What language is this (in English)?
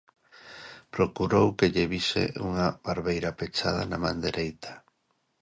Galician